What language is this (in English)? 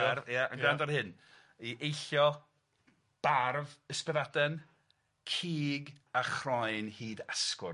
Welsh